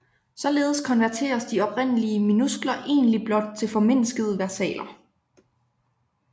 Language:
Danish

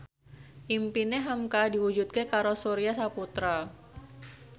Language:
Javanese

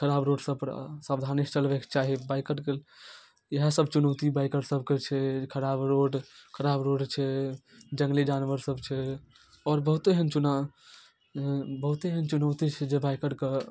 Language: Maithili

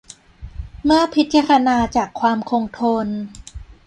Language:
Thai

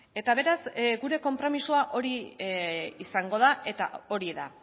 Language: Basque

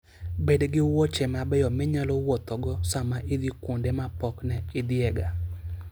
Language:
Luo (Kenya and Tanzania)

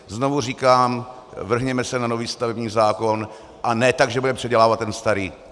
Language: Czech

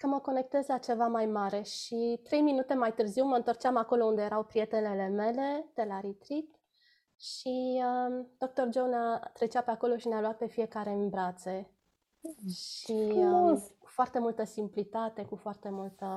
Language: Romanian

